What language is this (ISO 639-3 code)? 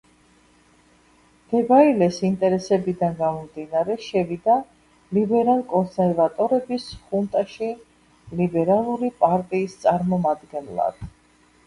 kat